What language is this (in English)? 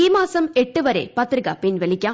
Malayalam